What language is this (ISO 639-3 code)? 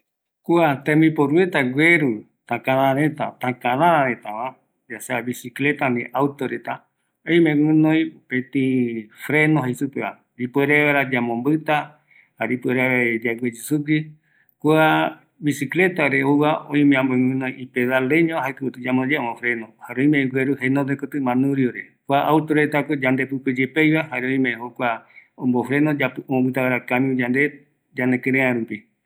gui